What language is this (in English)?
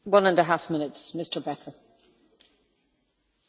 German